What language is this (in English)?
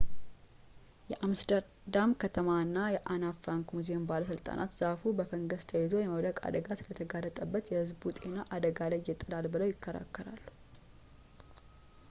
Amharic